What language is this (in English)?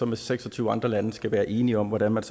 Danish